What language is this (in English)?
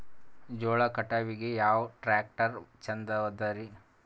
Kannada